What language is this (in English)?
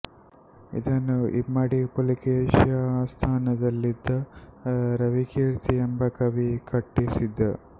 Kannada